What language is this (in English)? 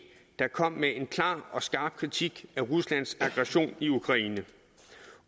Danish